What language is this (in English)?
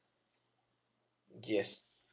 English